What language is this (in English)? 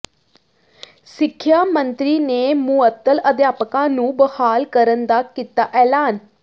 Punjabi